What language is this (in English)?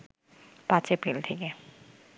Bangla